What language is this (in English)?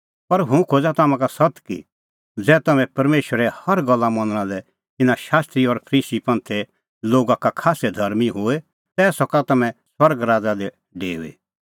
Kullu Pahari